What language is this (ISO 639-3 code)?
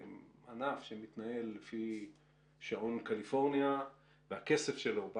heb